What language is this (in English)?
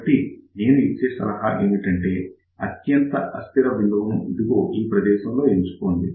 Telugu